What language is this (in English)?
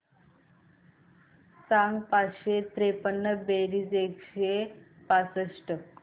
Marathi